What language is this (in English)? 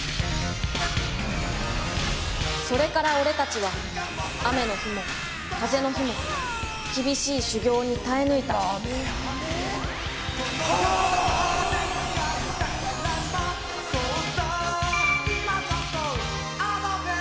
Japanese